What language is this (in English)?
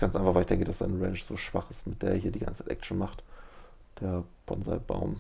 German